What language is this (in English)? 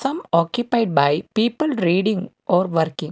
English